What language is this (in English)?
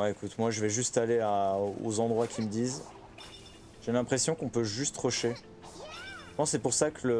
French